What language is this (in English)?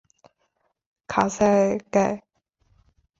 Chinese